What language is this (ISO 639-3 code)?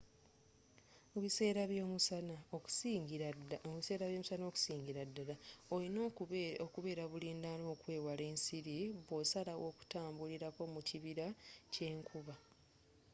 lug